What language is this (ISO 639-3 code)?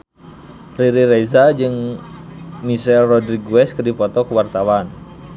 sun